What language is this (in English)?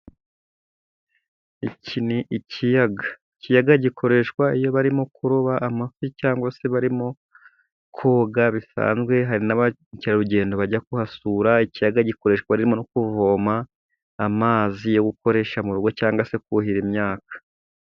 Kinyarwanda